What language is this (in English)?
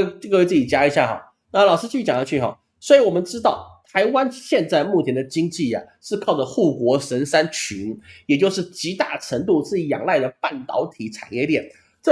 Chinese